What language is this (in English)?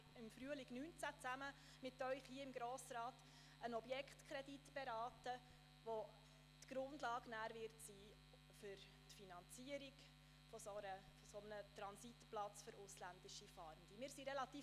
Swiss German